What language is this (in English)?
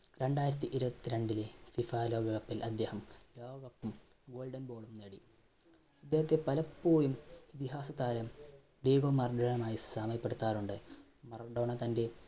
Malayalam